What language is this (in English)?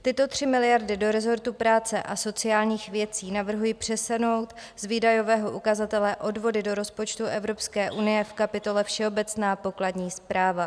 Czech